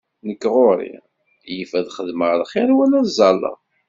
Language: Kabyle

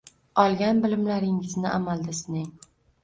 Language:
Uzbek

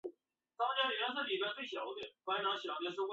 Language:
Chinese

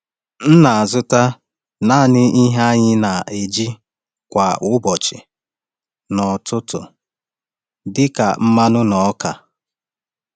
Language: Igbo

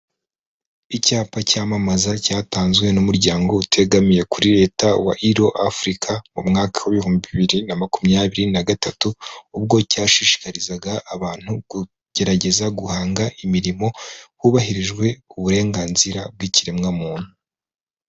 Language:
Kinyarwanda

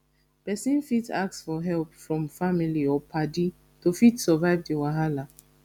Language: Nigerian Pidgin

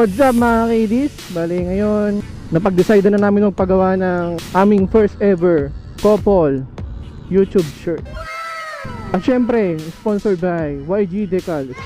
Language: Filipino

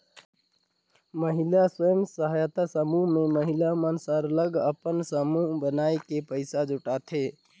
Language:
Chhattisgarhi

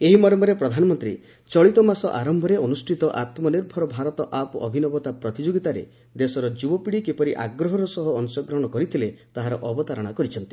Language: Odia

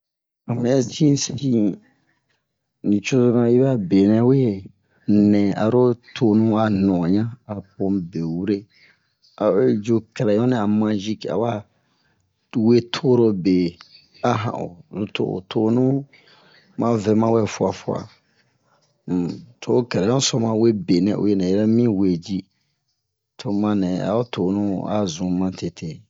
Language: Bomu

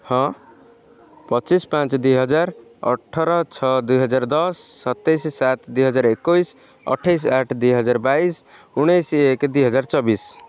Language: Odia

